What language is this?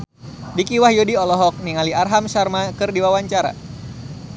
Sundanese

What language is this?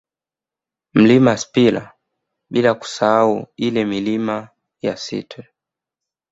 Swahili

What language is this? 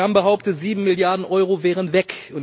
German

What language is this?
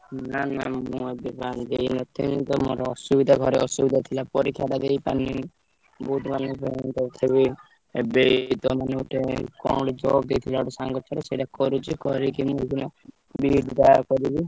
Odia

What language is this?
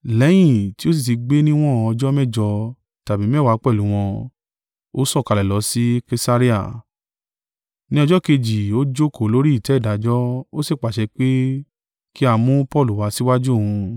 Yoruba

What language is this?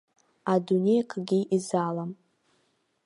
Abkhazian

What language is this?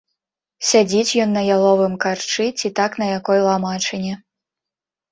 Belarusian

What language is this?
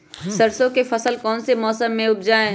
Magahi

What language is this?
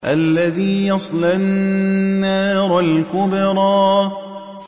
Arabic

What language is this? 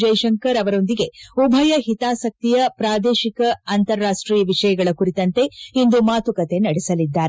Kannada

